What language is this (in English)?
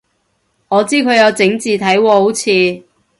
Cantonese